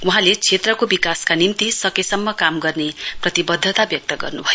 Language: Nepali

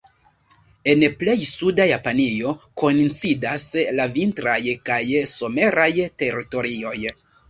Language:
Esperanto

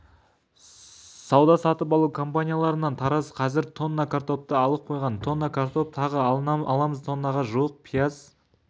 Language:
Kazakh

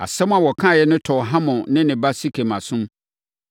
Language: Akan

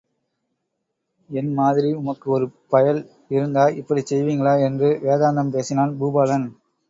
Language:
Tamil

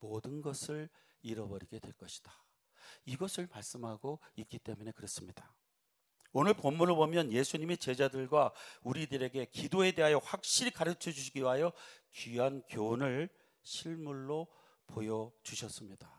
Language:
Korean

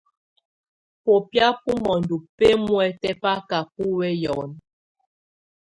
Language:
Tunen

